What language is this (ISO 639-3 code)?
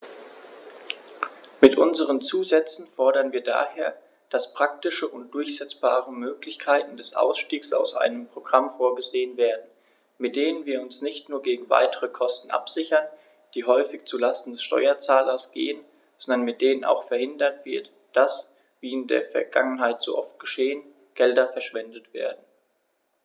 deu